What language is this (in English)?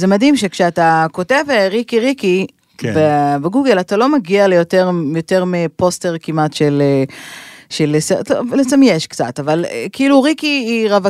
Hebrew